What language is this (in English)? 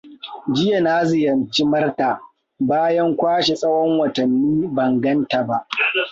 Hausa